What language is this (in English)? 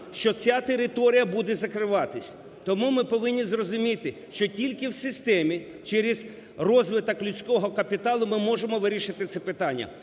Ukrainian